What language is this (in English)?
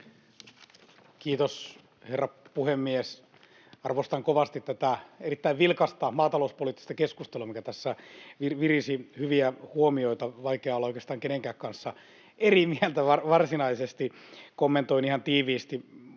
Finnish